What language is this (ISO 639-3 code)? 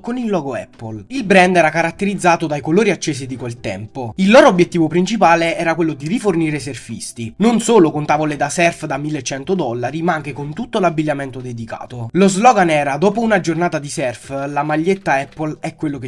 ita